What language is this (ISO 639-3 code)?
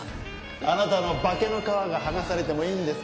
jpn